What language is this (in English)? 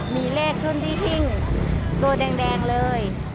Thai